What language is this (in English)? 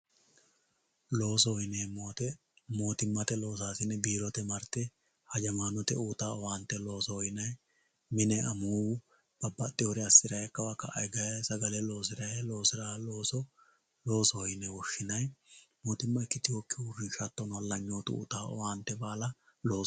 Sidamo